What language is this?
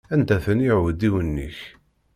Kabyle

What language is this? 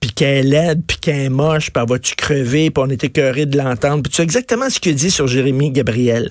French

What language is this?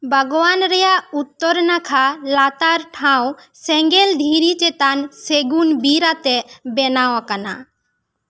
Santali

